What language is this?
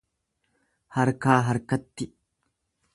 Oromo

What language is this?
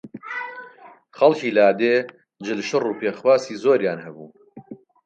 Central Kurdish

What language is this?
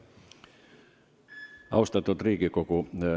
Estonian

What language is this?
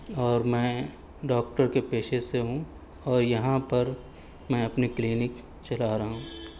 Urdu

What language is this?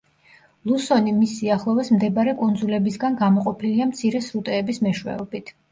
Georgian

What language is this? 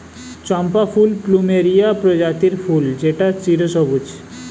Bangla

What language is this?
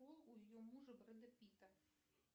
Russian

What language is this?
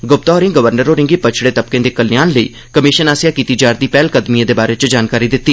Dogri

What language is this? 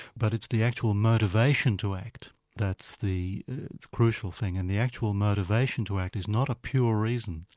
English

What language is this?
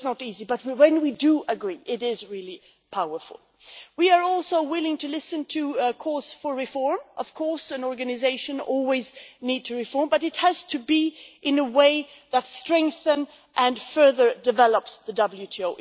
English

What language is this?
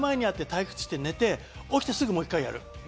Japanese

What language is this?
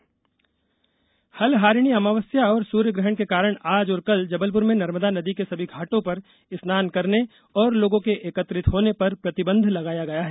Hindi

